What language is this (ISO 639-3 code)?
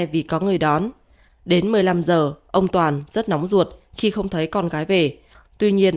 vie